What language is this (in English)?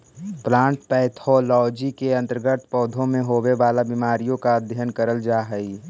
Magahi